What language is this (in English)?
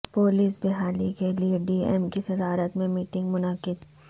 Urdu